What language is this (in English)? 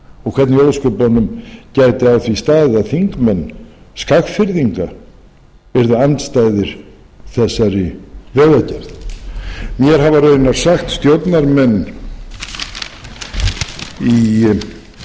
Icelandic